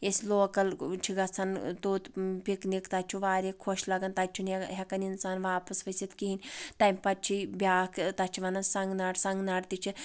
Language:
Kashmiri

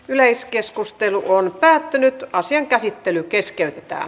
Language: Finnish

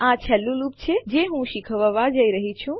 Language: Gujarati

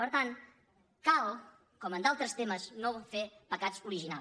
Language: Catalan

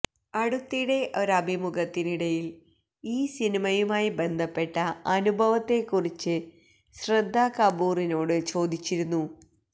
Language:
Malayalam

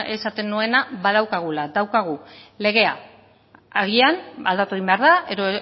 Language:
Basque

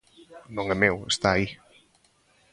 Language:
Galician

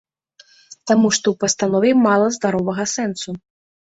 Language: Belarusian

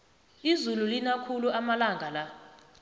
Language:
South Ndebele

